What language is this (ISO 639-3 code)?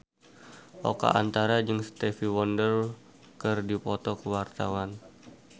sun